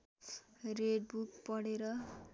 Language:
Nepali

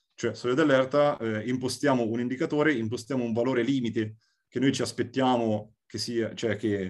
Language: Italian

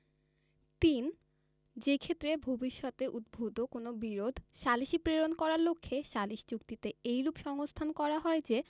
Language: Bangla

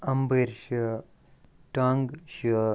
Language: Kashmiri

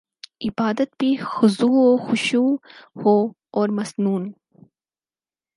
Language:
Urdu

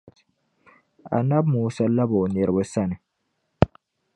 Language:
Dagbani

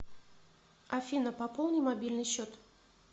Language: Russian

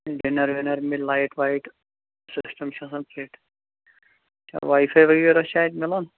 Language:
Kashmiri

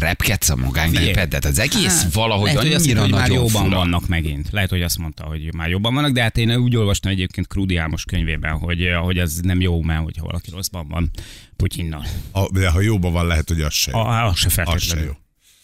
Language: Hungarian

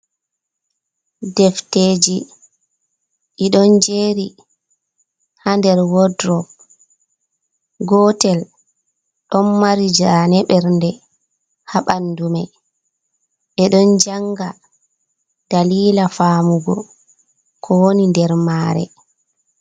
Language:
Fula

